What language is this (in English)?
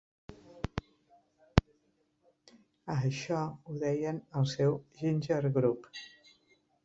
Catalan